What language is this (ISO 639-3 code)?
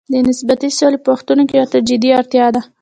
pus